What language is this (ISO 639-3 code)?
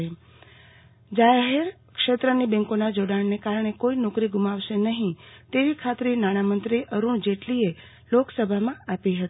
guj